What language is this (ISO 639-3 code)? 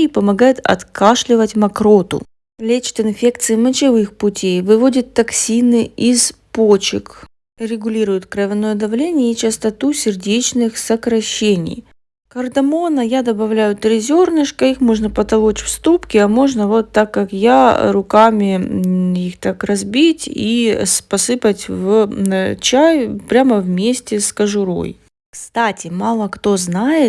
rus